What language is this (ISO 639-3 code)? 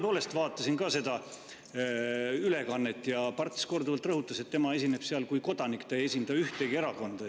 est